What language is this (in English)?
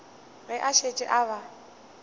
Northern Sotho